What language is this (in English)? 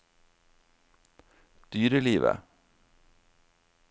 Norwegian